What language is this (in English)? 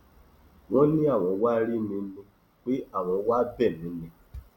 Yoruba